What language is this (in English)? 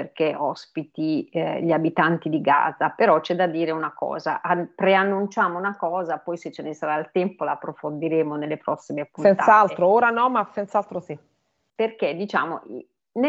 Italian